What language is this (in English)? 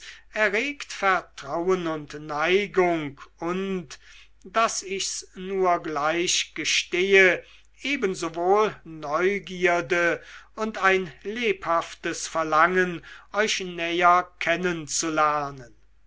German